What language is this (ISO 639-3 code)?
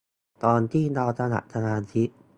tha